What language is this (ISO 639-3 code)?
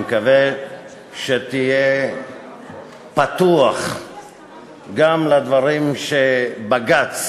heb